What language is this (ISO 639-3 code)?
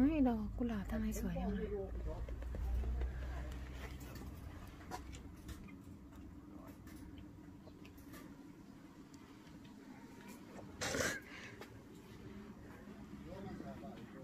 tha